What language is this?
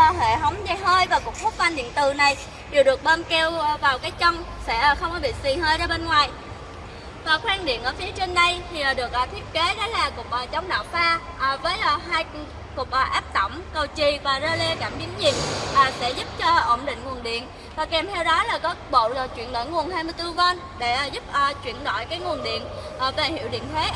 Vietnamese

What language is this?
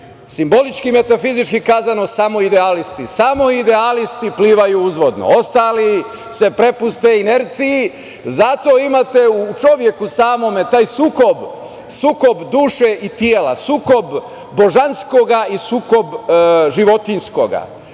Serbian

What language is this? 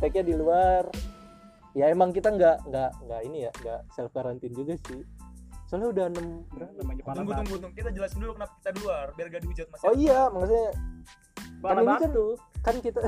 Indonesian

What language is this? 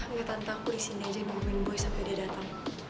Indonesian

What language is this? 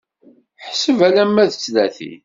Kabyle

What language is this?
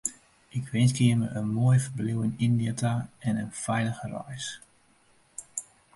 Western Frisian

